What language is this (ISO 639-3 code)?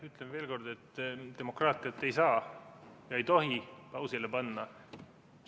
est